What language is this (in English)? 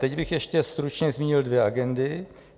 Czech